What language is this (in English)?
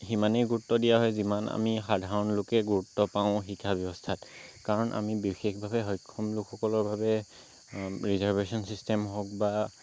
Assamese